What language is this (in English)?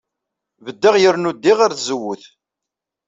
Kabyle